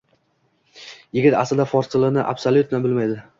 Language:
Uzbek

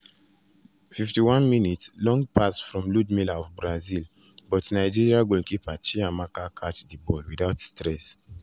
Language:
Nigerian Pidgin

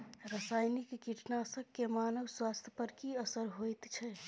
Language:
Maithili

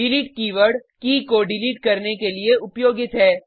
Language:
Hindi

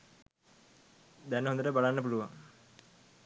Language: Sinhala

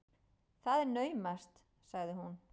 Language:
Icelandic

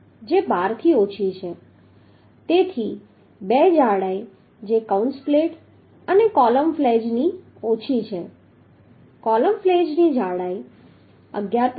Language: Gujarati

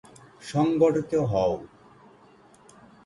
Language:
Bangla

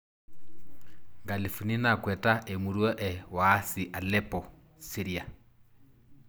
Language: Masai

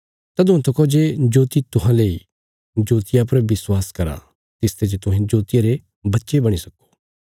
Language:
Bilaspuri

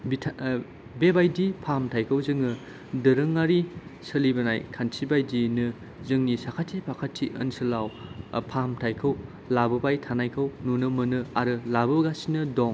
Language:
Bodo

